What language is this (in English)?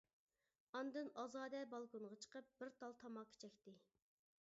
Uyghur